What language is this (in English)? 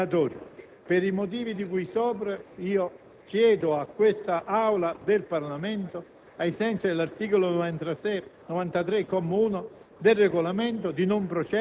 Italian